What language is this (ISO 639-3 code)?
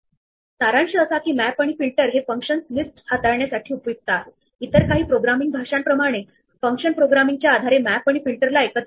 mar